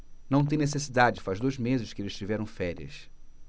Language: Portuguese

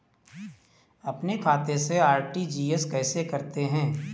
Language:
Hindi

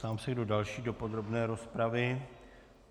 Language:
Czech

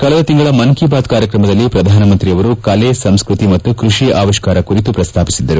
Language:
Kannada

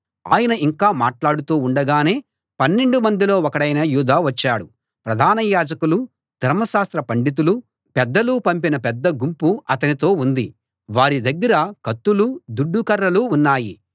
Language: Telugu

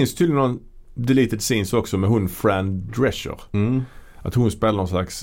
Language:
Swedish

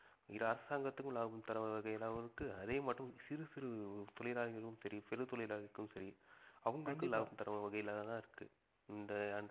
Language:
Tamil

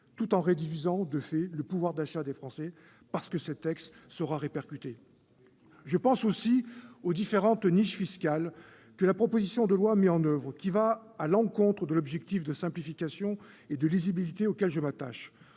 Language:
French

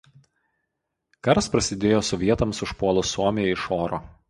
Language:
Lithuanian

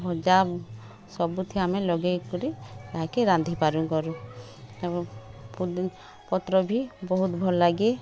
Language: Odia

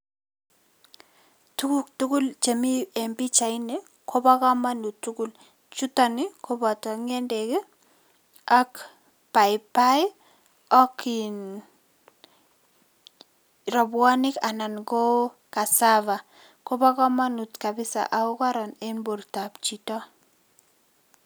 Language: Kalenjin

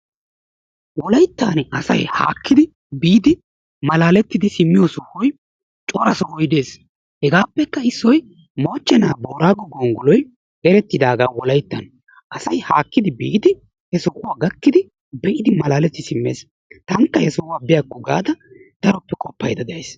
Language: Wolaytta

